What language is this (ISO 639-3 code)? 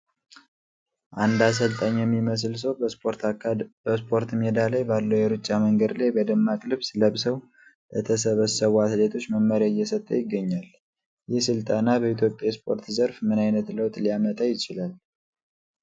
amh